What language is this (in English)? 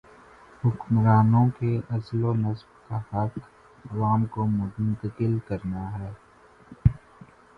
Urdu